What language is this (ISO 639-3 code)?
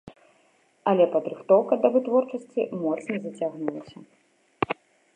bel